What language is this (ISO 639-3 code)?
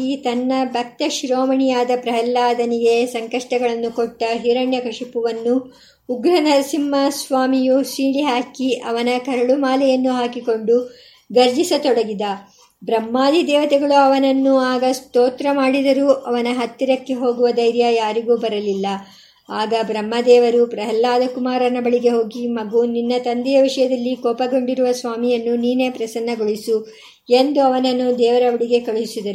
kan